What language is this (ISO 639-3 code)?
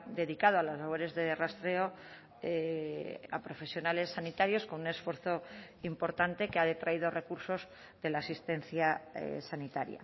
spa